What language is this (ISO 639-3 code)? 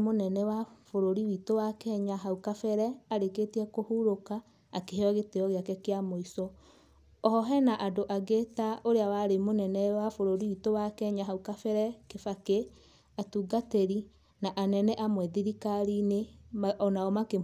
kik